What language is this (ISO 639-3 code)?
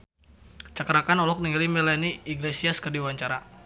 sun